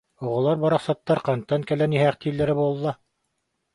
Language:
Yakut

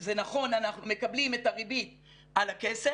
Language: Hebrew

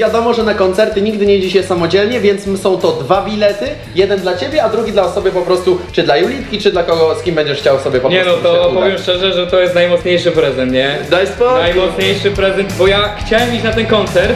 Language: Polish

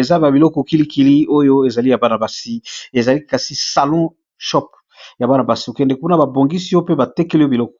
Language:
Lingala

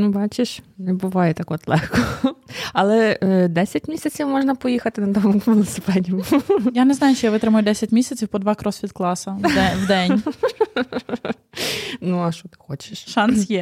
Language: Ukrainian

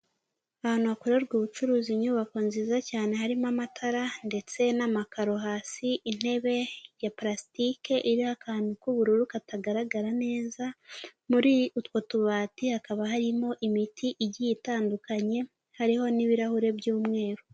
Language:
Kinyarwanda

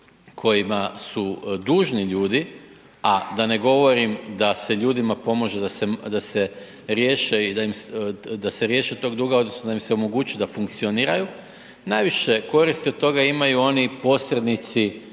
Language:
Croatian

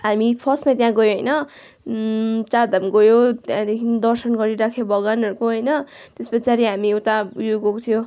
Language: Nepali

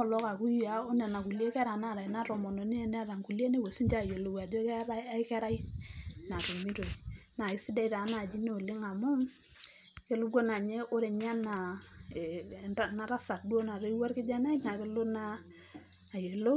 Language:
Masai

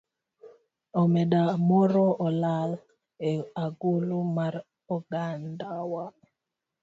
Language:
Luo (Kenya and Tanzania)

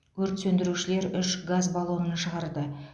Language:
Kazakh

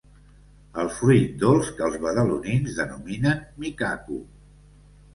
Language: Catalan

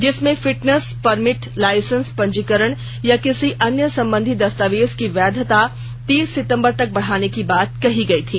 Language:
Hindi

